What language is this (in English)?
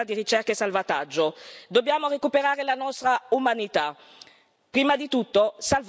Italian